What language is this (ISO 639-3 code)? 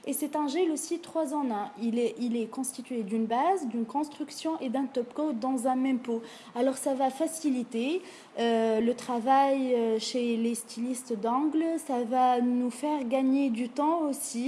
fra